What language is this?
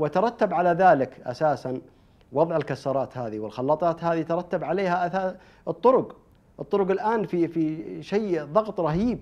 Arabic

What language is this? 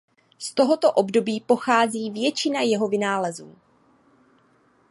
Czech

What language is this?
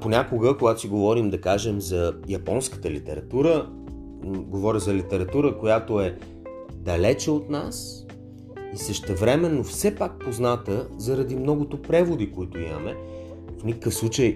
Bulgarian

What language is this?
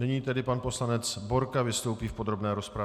Czech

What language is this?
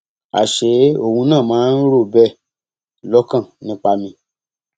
Yoruba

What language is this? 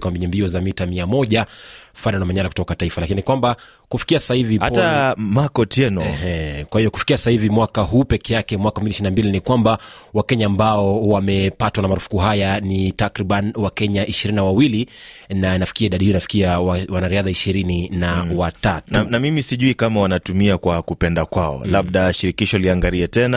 Swahili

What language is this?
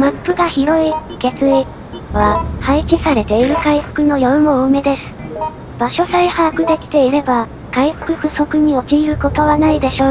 Japanese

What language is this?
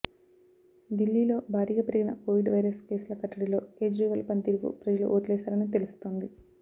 Telugu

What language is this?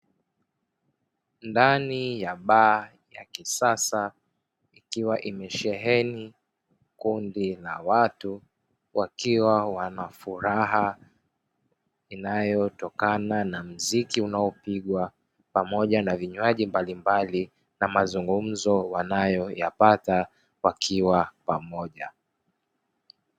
Swahili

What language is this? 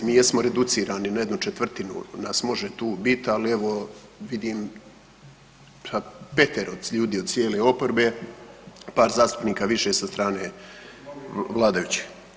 Croatian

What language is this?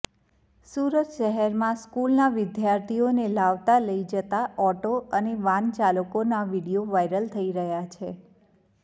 Gujarati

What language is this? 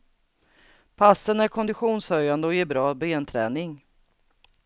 Swedish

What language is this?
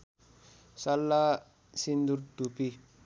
Nepali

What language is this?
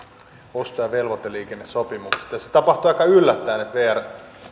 Finnish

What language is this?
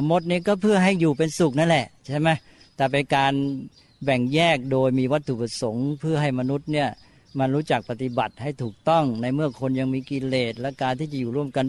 Thai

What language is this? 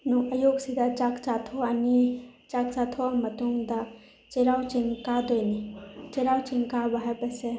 Manipuri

